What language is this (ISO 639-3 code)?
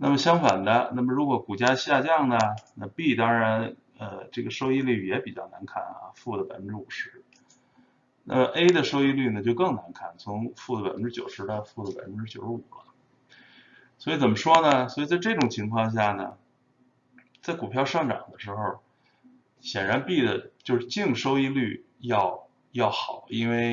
zho